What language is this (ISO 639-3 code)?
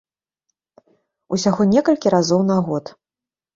bel